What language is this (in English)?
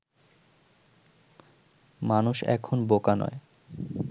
Bangla